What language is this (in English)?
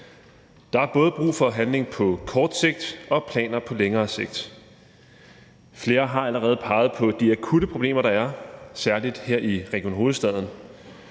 Danish